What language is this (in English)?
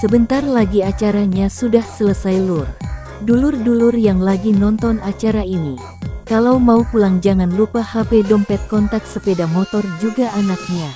Indonesian